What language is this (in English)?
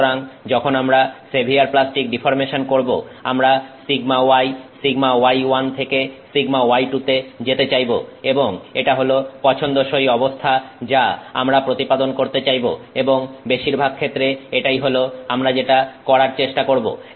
Bangla